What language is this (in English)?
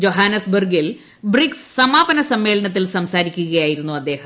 Malayalam